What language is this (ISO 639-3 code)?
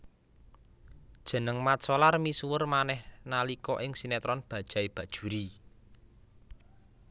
jav